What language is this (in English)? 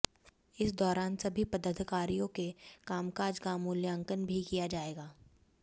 Hindi